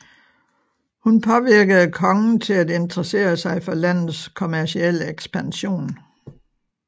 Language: Danish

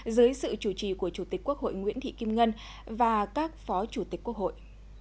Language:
Vietnamese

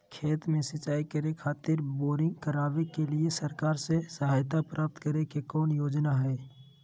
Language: Magahi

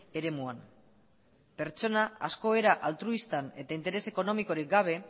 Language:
Basque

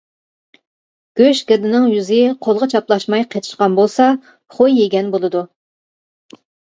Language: Uyghur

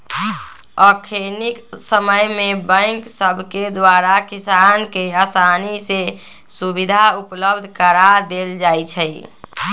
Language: Magahi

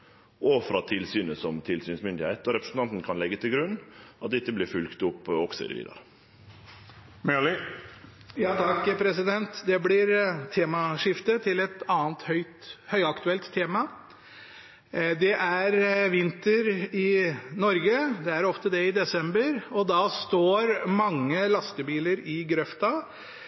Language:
Norwegian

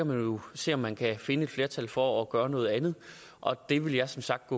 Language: Danish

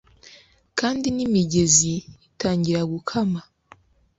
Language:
Kinyarwanda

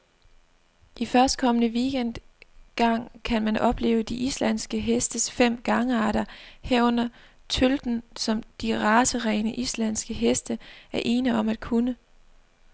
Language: Danish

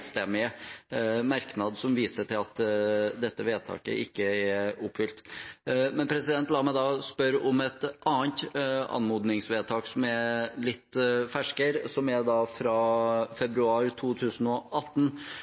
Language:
Norwegian Bokmål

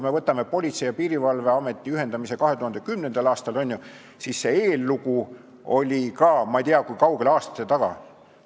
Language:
Estonian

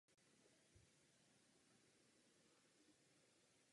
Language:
Czech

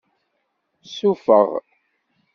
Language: Kabyle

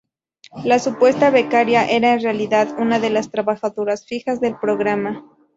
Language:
Spanish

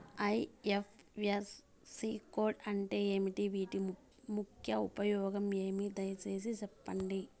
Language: Telugu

